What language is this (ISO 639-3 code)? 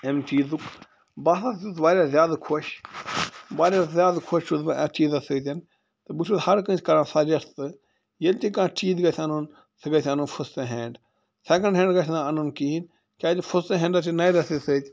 kas